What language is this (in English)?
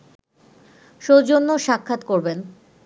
Bangla